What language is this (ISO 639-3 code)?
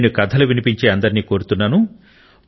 tel